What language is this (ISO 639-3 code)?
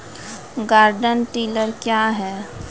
mai